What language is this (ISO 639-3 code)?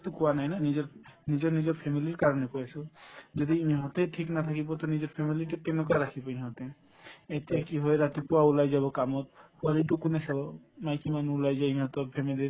asm